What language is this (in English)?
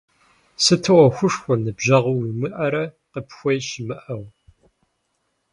Kabardian